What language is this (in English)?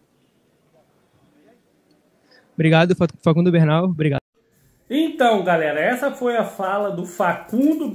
Portuguese